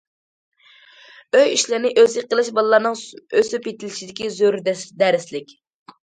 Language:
Uyghur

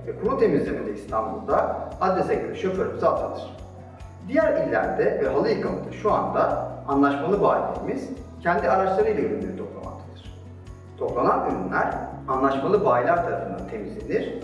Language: Turkish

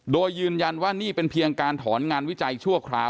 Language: Thai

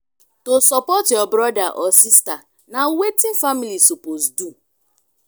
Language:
Nigerian Pidgin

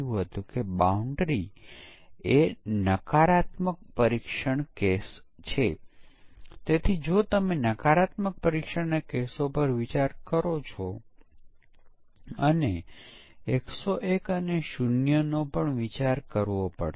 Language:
Gujarati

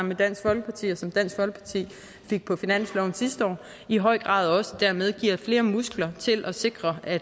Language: Danish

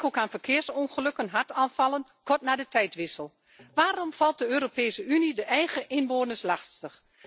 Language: Dutch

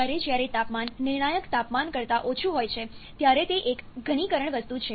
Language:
Gujarati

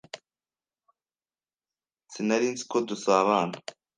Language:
Kinyarwanda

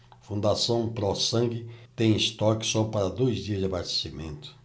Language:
Portuguese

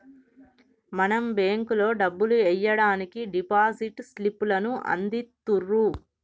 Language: Telugu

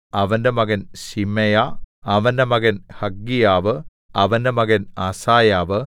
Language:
Malayalam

